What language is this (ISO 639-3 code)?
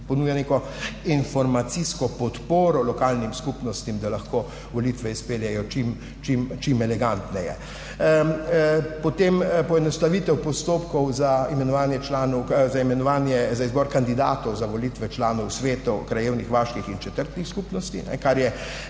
slv